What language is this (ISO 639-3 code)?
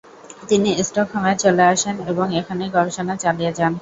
ben